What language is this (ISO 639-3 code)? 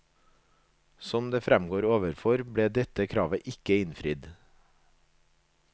nor